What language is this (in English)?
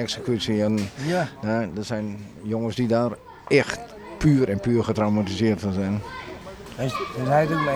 Dutch